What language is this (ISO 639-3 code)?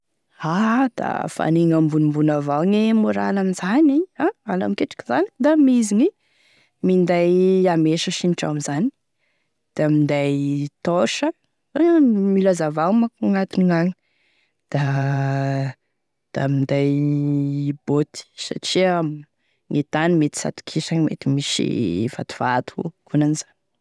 tkg